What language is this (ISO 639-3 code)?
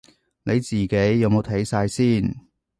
yue